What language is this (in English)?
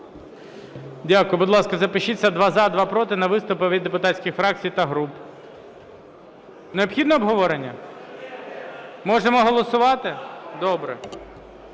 Ukrainian